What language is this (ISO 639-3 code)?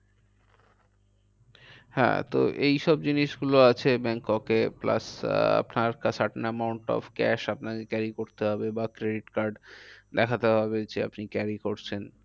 ben